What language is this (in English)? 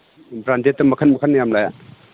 Manipuri